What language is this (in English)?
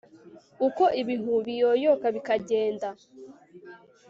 Kinyarwanda